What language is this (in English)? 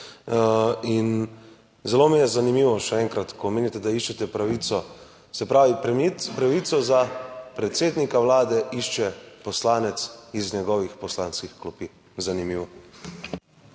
Slovenian